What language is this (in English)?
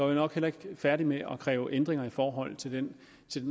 Danish